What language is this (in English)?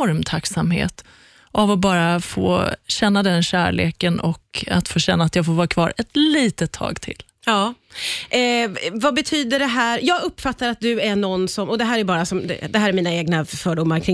Swedish